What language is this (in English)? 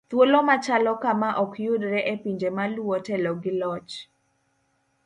Luo (Kenya and Tanzania)